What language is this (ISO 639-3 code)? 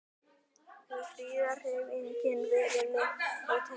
isl